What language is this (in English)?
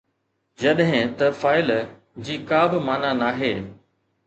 Sindhi